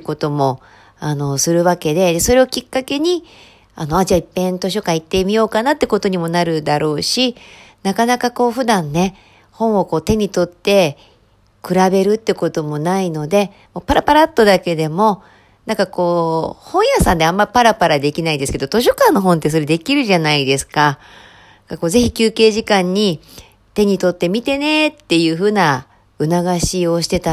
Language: Japanese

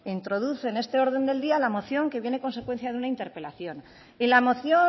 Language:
Spanish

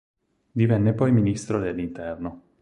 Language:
Italian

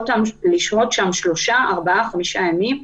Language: Hebrew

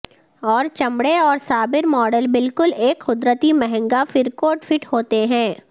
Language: Urdu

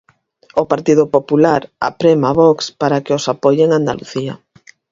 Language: Galician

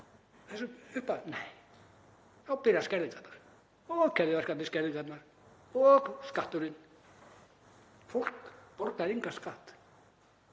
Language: Icelandic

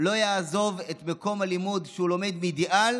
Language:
Hebrew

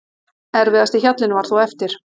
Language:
Icelandic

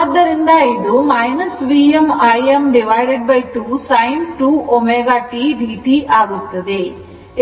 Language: Kannada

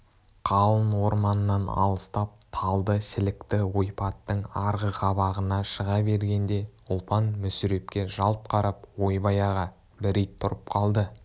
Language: Kazakh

